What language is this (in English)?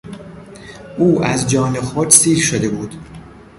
Persian